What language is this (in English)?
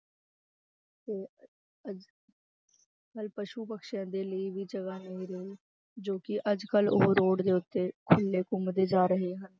Punjabi